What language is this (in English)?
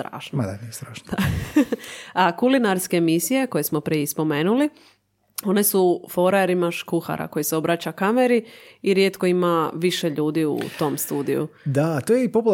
Croatian